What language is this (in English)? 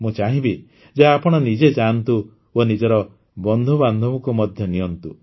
Odia